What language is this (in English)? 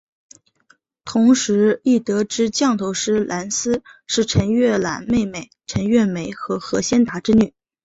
Chinese